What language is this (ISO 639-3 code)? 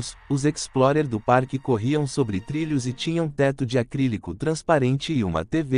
por